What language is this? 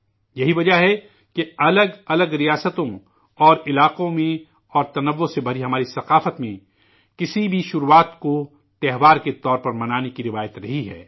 Urdu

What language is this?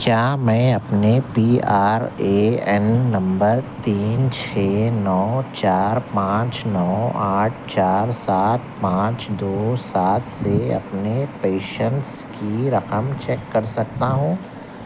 Urdu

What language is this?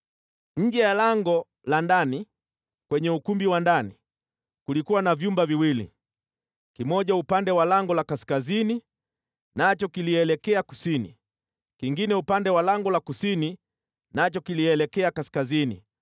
Swahili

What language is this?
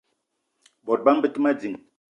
Eton (Cameroon)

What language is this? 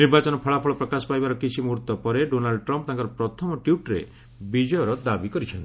Odia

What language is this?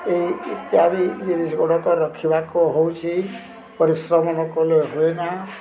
Odia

